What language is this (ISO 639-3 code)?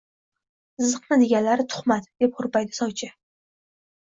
uzb